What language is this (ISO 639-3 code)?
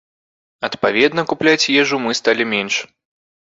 bel